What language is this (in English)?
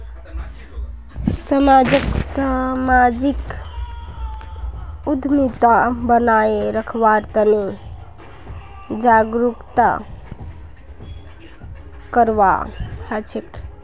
Magahi